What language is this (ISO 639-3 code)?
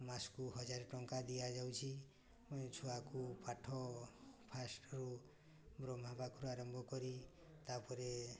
ori